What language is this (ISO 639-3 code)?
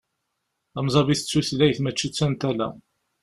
kab